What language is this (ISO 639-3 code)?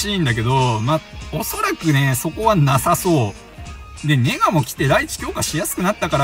jpn